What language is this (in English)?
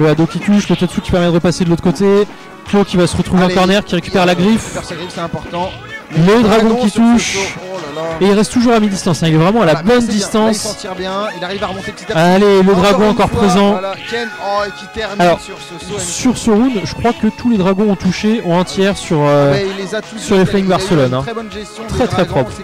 French